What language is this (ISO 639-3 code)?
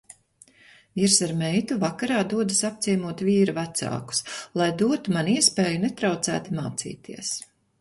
lav